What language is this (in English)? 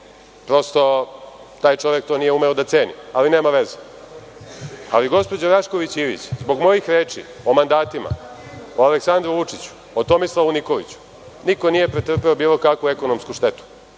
Serbian